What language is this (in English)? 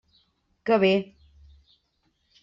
Catalan